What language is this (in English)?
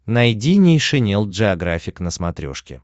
Russian